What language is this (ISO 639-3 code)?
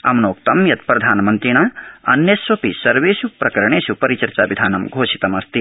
san